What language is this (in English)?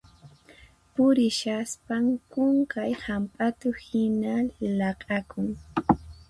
Puno Quechua